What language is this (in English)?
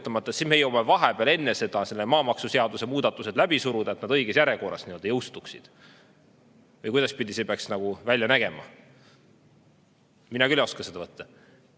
Estonian